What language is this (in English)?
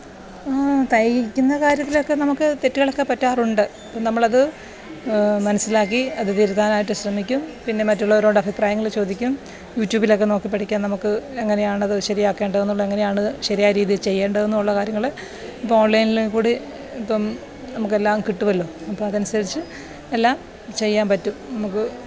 Malayalam